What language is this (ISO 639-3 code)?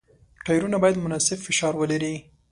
pus